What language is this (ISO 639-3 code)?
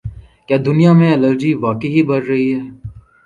urd